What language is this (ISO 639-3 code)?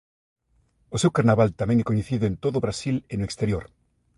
glg